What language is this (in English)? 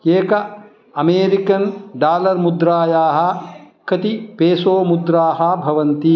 Sanskrit